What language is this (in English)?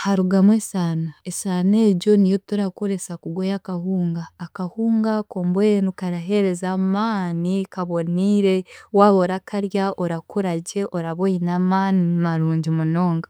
Chiga